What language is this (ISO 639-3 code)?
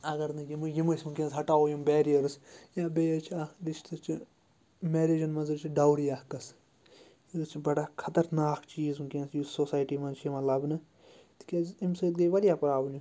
kas